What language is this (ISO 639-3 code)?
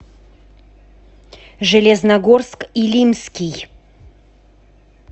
rus